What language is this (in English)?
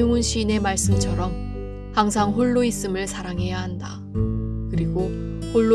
Korean